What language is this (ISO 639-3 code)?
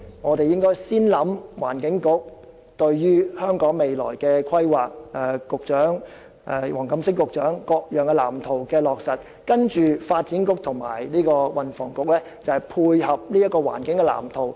yue